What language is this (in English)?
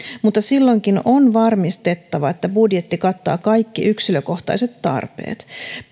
Finnish